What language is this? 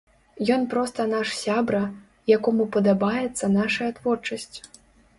Belarusian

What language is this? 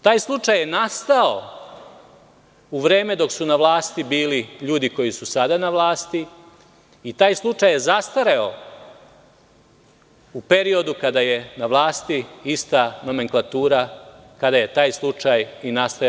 Serbian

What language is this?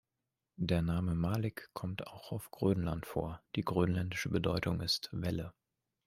German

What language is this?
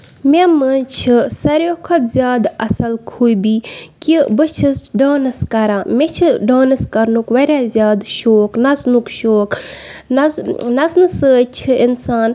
Kashmiri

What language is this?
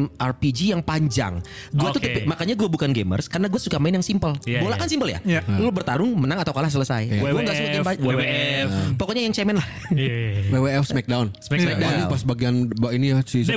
Indonesian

